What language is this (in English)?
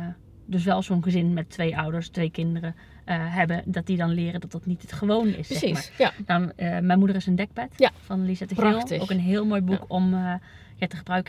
Dutch